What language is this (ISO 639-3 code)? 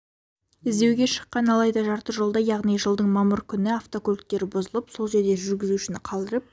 kaz